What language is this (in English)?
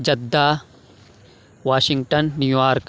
Urdu